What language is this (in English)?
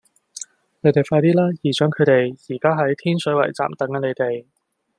Cantonese